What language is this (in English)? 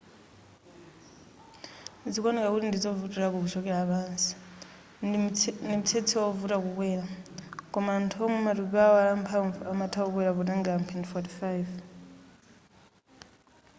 Nyanja